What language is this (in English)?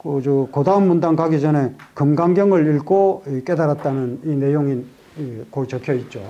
Korean